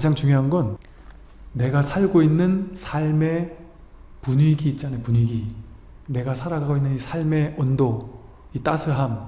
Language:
Korean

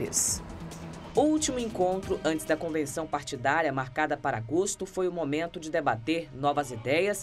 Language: Portuguese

